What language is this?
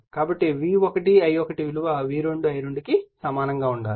Telugu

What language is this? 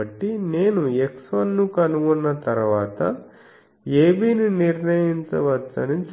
Telugu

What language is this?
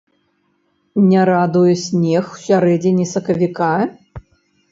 Belarusian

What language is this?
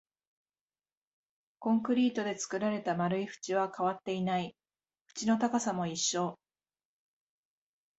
Japanese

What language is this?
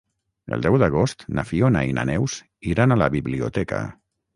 Catalan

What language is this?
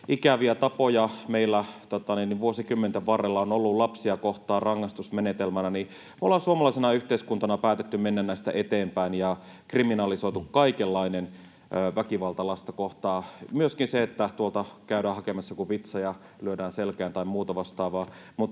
Finnish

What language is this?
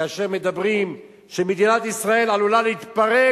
Hebrew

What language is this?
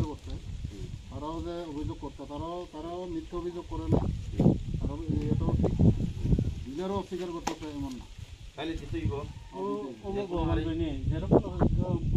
Thai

